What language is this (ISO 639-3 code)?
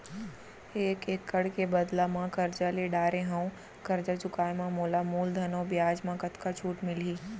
hne